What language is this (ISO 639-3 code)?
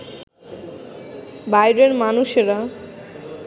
ben